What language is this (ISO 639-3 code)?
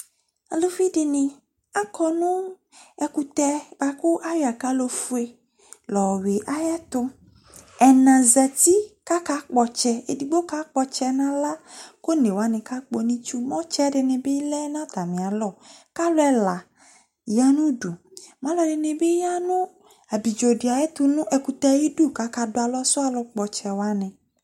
kpo